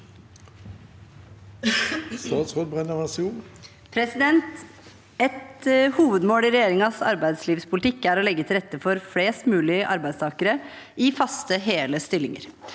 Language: Norwegian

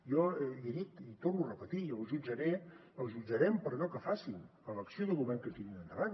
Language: Catalan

